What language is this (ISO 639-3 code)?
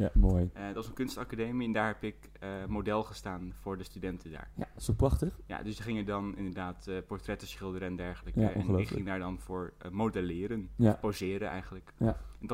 nld